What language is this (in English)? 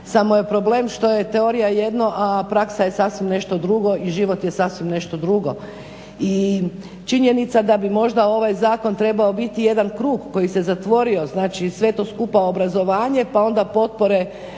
Croatian